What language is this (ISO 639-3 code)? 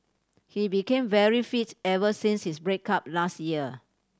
eng